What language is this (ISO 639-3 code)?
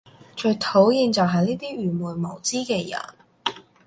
yue